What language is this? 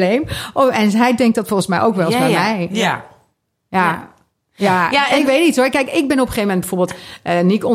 Dutch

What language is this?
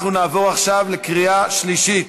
Hebrew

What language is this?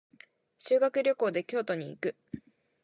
Japanese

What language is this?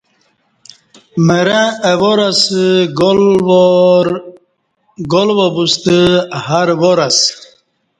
Kati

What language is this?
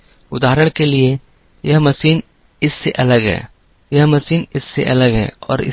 Hindi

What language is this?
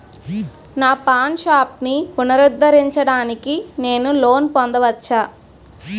Telugu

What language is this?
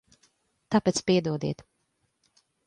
Latvian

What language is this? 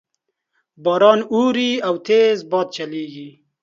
Pashto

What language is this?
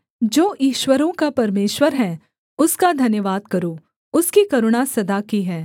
Hindi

